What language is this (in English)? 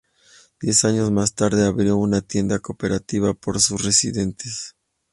Spanish